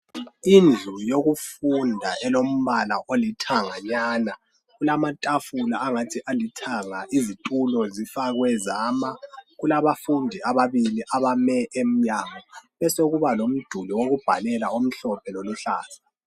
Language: North Ndebele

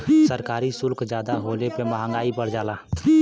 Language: Bhojpuri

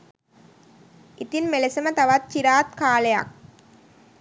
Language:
Sinhala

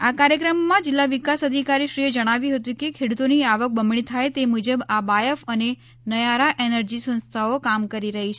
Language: Gujarati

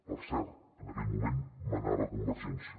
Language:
Catalan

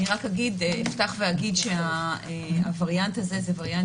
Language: Hebrew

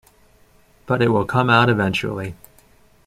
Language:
English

